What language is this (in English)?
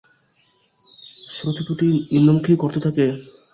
Bangla